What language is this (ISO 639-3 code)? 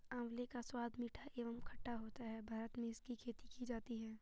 hin